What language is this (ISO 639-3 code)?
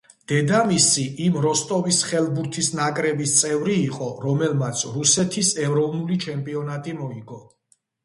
kat